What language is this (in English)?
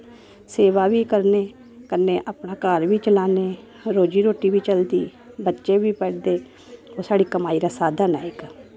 Dogri